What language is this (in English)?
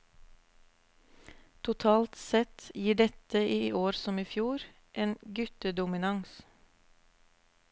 Norwegian